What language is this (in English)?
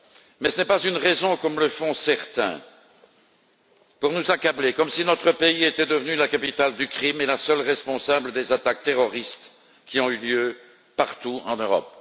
French